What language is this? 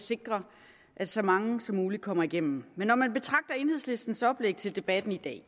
Danish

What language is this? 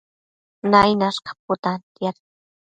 Matsés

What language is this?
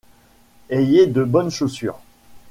French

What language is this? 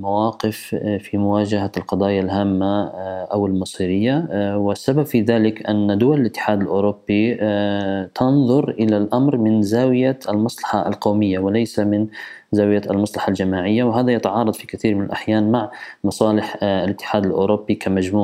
Arabic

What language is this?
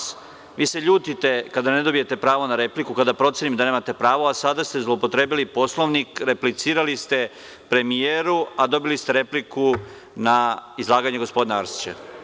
Serbian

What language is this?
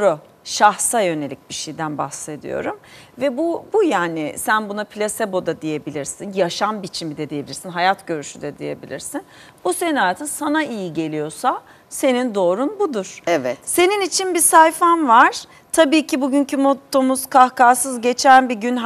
Turkish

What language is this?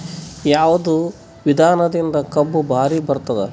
Kannada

